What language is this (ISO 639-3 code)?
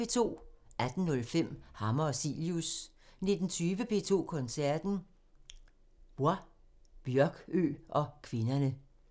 dan